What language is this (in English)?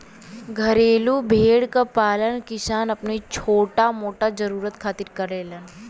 Bhojpuri